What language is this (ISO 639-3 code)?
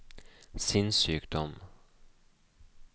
nor